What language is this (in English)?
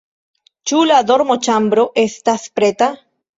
Esperanto